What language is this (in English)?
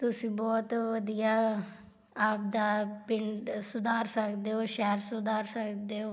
Punjabi